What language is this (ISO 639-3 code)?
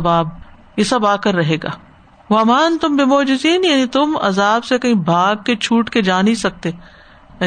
urd